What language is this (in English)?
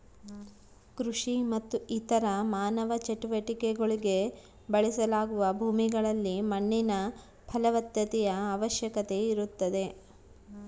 Kannada